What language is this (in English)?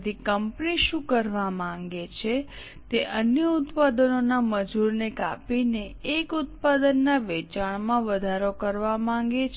Gujarati